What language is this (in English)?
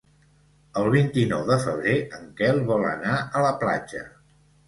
Catalan